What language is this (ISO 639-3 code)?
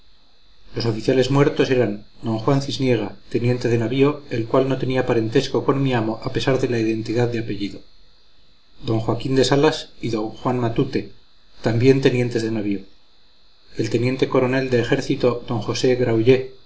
spa